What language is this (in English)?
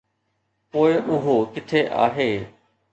Sindhi